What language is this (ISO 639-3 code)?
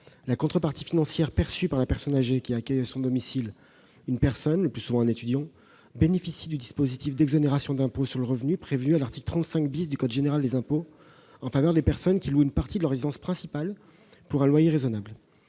fra